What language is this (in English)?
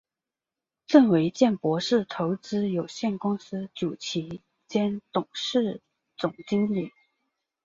Chinese